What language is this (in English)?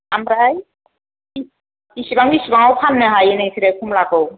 Bodo